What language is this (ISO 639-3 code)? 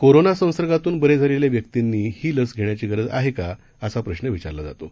mar